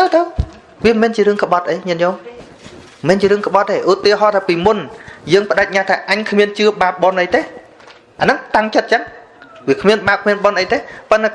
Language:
Vietnamese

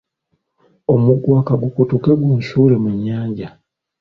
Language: Ganda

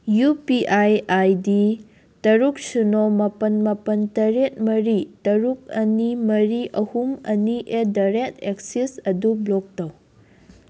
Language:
Manipuri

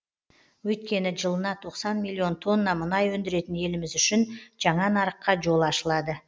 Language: Kazakh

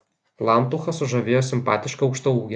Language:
Lithuanian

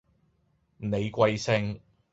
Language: Cantonese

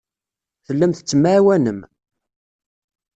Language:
Kabyle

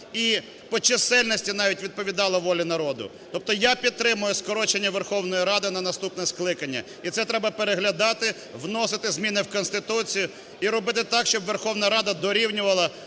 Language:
Ukrainian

